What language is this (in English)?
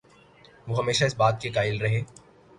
Urdu